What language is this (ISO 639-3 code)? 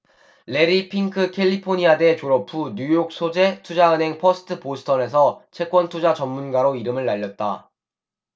kor